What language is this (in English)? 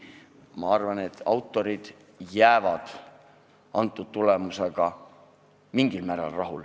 Estonian